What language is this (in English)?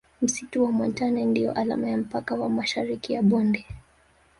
Swahili